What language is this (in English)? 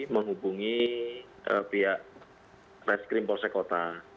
Indonesian